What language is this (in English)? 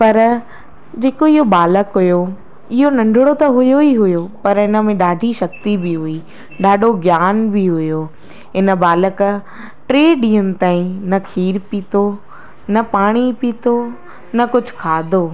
Sindhi